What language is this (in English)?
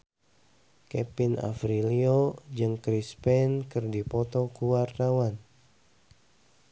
Sundanese